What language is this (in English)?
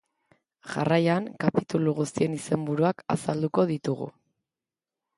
Basque